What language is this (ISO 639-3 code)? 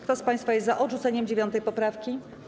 pol